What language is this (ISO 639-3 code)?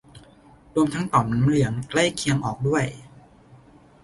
tha